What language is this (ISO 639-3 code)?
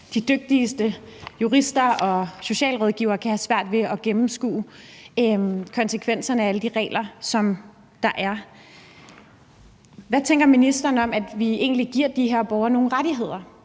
dan